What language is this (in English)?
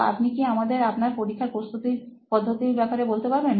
Bangla